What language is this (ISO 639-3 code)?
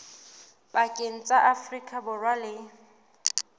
sot